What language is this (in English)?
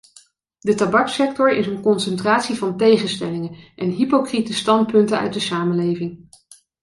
Dutch